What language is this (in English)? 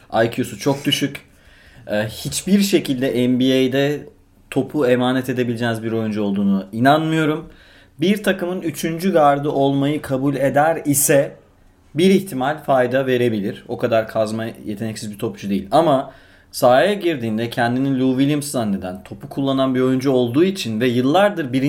Turkish